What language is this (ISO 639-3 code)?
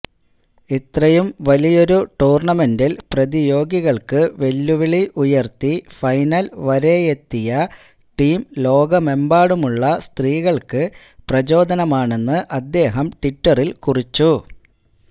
mal